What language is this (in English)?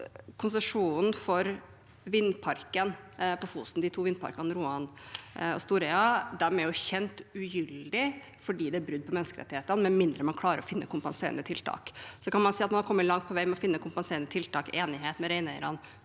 Norwegian